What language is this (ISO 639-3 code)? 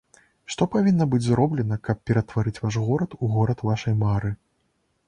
bel